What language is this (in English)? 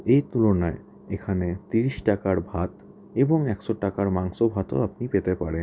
Bangla